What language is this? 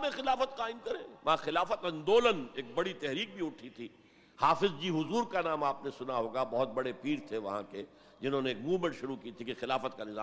Urdu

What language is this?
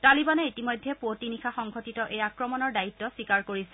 Assamese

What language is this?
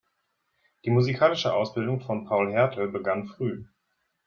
German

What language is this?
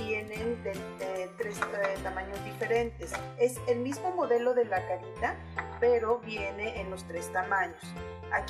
Spanish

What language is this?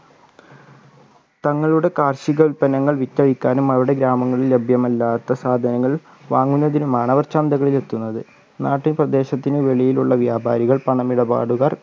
Malayalam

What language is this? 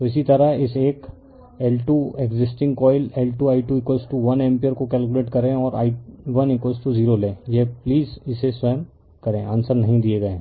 Hindi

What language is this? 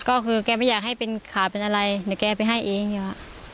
Thai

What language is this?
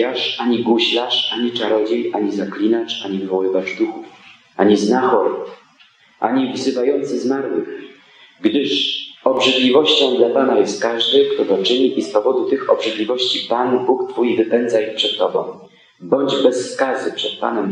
Polish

